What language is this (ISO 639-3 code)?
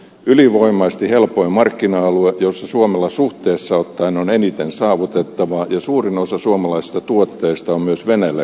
fin